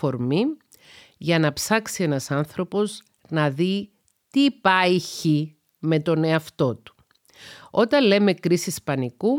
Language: Greek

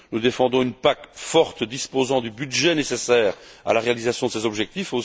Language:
French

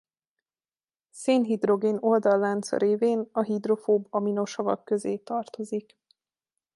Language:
Hungarian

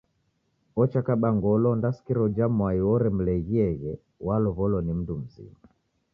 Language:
Taita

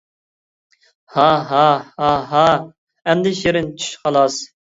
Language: Uyghur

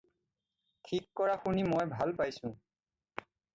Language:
Assamese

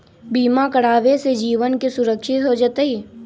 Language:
Magahi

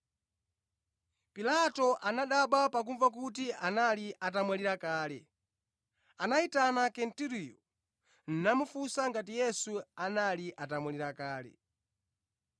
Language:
Nyanja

